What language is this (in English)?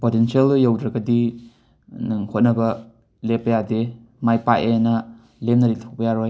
Manipuri